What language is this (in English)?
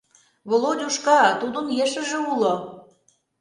Mari